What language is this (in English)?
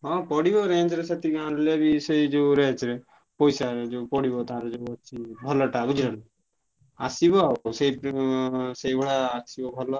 Odia